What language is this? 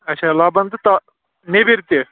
Kashmiri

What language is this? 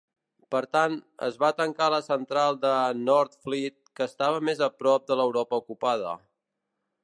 Catalan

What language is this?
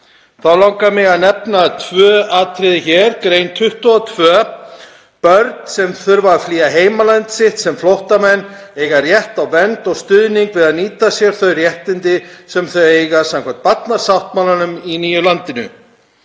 Icelandic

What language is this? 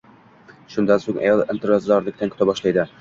Uzbek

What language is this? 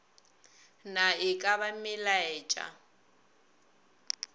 Northern Sotho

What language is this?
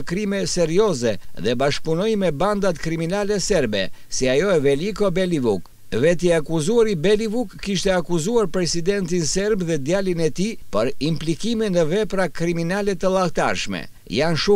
Romanian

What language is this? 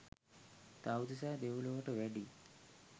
Sinhala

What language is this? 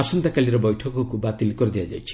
Odia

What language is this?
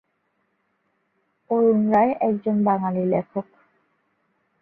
Bangla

